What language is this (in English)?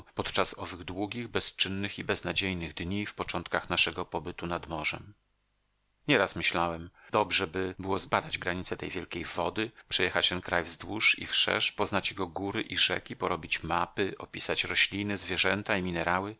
Polish